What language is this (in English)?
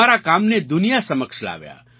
Gujarati